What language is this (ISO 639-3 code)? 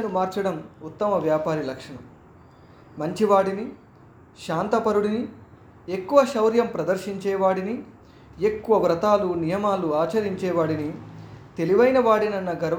tel